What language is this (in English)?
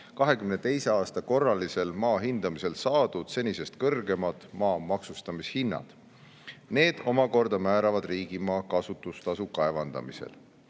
Estonian